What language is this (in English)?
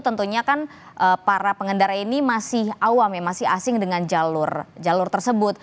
Indonesian